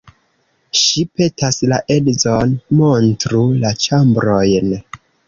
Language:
Esperanto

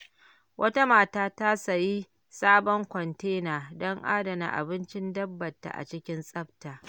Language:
Hausa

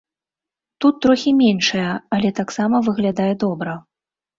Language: Belarusian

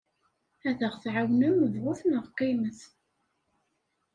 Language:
Kabyle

